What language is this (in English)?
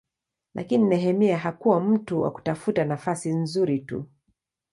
Swahili